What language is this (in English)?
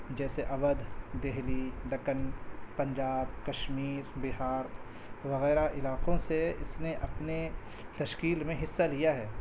Urdu